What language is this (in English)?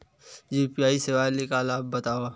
Chhattisgarhi